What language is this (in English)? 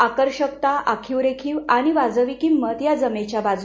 Marathi